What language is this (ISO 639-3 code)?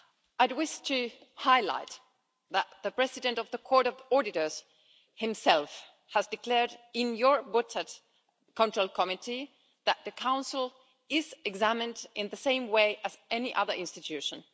eng